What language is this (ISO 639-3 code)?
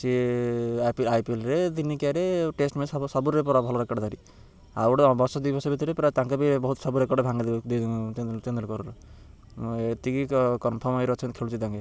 ori